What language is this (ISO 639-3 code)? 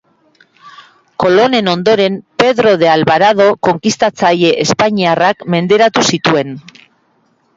eus